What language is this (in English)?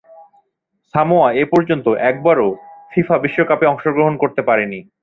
Bangla